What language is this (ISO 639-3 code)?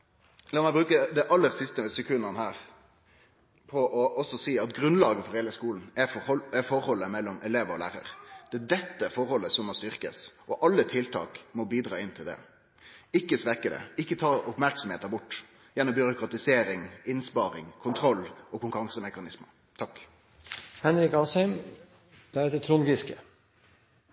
nno